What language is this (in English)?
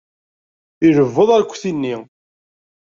Kabyle